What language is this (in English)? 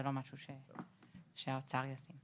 Hebrew